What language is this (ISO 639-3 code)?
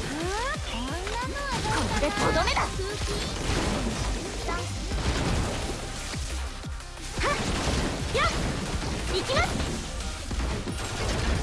jpn